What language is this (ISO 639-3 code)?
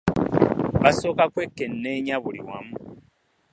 lug